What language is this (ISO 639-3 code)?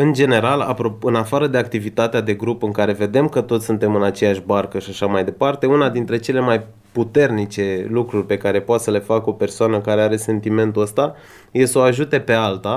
ron